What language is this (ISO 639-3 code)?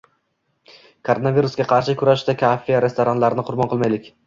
uzb